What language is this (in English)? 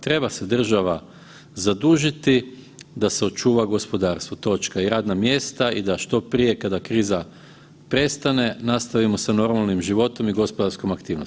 Croatian